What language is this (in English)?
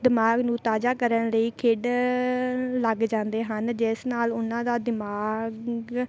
Punjabi